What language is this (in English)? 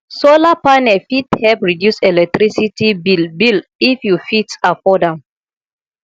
Nigerian Pidgin